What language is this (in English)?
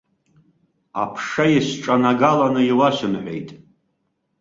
Abkhazian